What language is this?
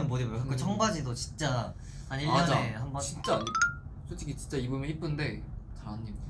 Korean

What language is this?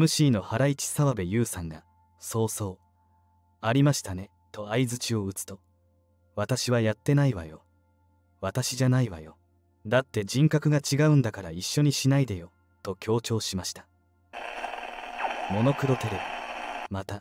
Japanese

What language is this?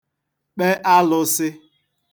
Igbo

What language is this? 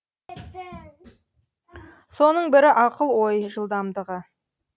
Kazakh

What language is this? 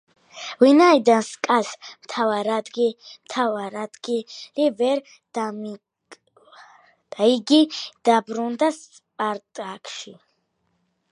Georgian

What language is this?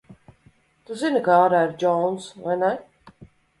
Latvian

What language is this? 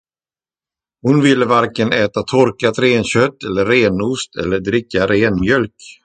Swedish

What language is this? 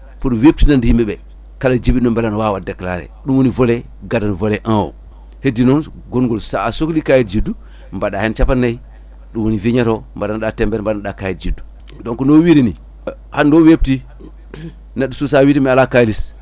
Fula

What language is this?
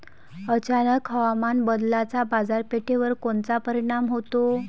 Marathi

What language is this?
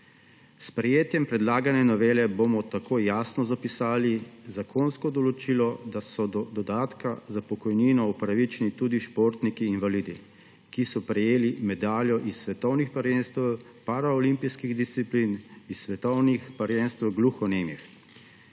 Slovenian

